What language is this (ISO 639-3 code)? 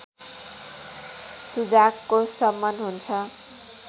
nep